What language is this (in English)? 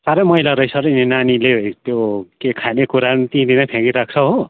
Nepali